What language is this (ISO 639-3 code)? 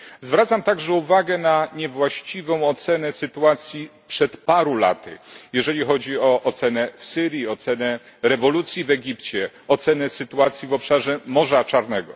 pol